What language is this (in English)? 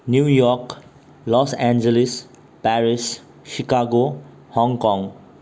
Nepali